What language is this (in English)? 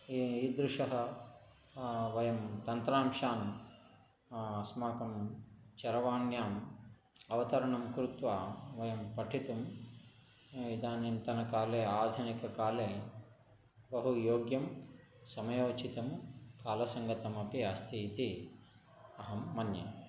Sanskrit